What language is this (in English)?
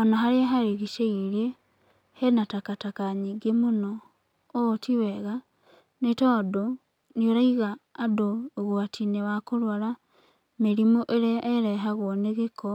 Kikuyu